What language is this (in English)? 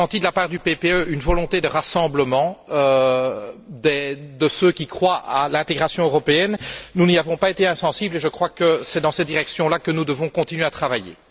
French